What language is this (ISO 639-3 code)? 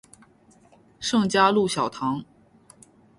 zho